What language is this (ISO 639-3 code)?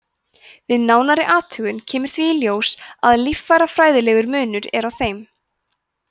isl